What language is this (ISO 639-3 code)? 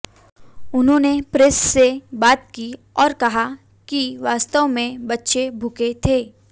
hin